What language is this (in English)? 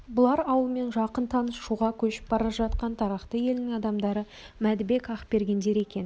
Kazakh